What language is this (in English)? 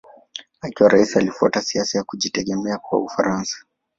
Swahili